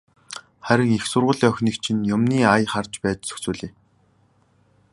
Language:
Mongolian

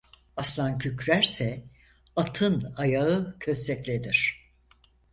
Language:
Turkish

